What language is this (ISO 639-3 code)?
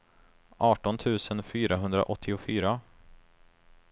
swe